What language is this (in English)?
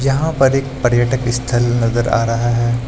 Hindi